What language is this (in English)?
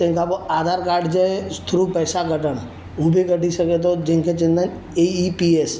Sindhi